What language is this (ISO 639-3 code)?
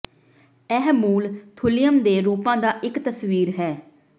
pan